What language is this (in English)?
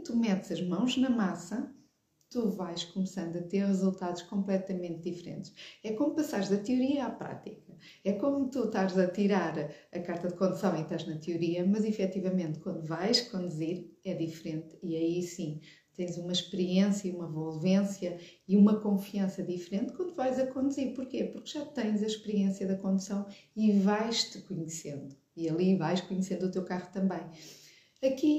Portuguese